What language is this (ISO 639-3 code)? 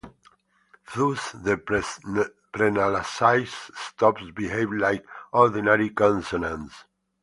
eng